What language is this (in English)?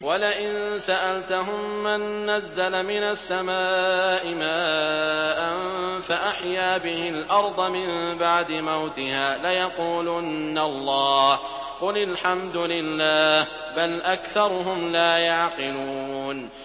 Arabic